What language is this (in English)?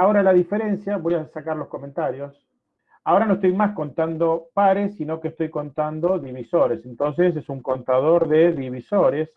Spanish